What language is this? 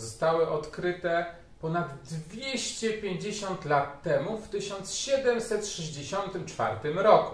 Polish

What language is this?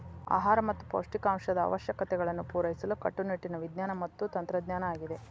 Kannada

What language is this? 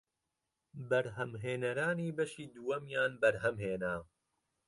Central Kurdish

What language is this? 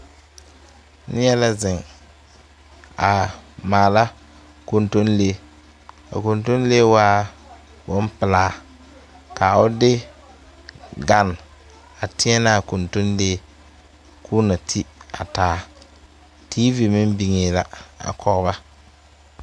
Southern Dagaare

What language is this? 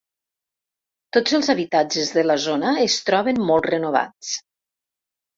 Catalan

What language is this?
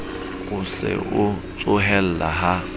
Southern Sotho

